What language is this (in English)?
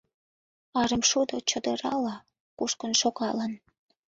Mari